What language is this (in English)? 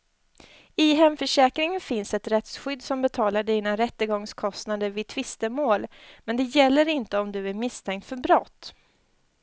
Swedish